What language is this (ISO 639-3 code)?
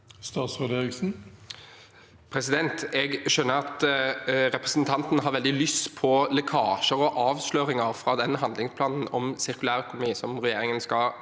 nor